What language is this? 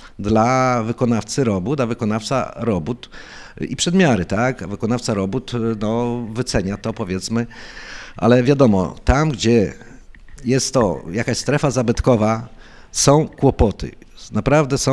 Polish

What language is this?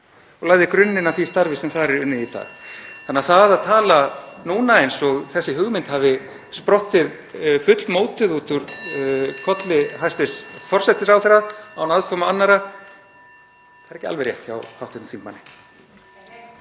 Icelandic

